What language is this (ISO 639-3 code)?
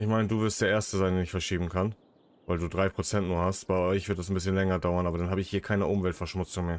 deu